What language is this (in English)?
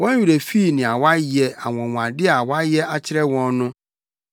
Akan